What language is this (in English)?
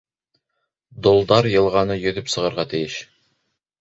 Bashkir